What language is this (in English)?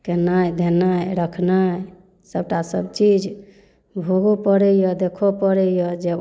Maithili